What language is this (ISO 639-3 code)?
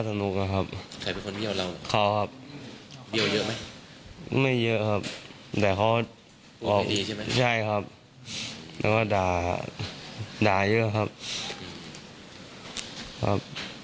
tha